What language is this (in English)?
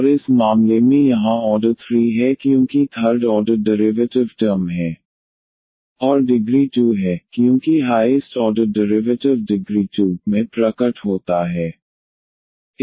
Hindi